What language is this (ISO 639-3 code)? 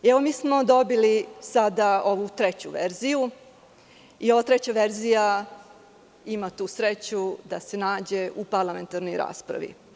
srp